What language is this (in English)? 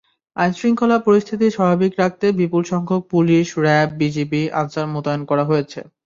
Bangla